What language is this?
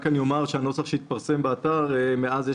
Hebrew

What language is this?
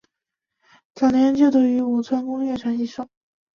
Chinese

